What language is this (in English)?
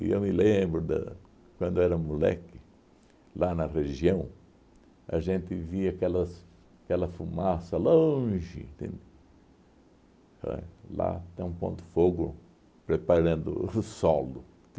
Portuguese